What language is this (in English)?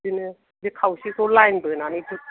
Bodo